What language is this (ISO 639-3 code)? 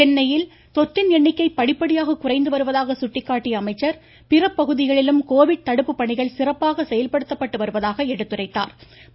tam